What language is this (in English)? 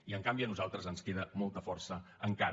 Catalan